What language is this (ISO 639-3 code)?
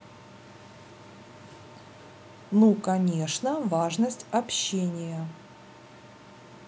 rus